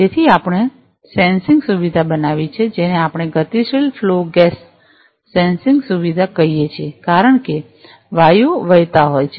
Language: Gujarati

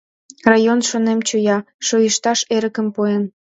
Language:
Mari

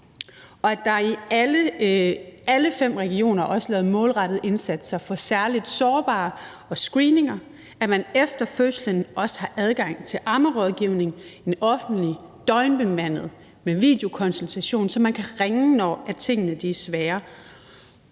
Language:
Danish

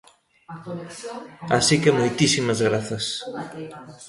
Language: Galician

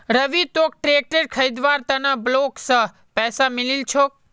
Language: Magahi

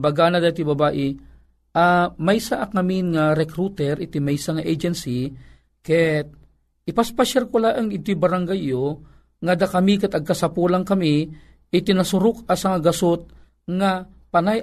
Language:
Filipino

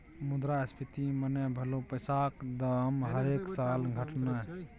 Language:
Maithili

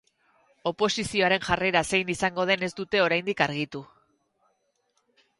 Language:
Basque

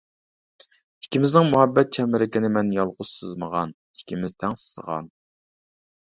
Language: Uyghur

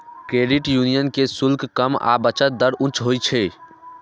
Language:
Maithili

